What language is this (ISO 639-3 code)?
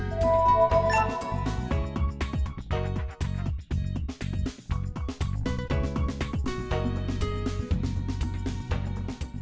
vie